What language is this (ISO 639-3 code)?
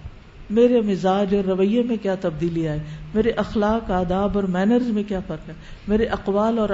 urd